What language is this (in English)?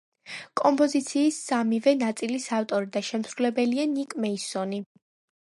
Georgian